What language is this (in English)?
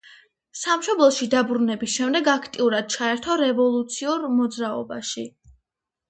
Georgian